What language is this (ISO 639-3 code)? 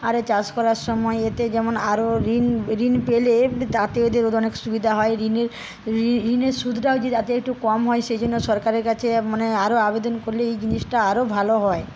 ben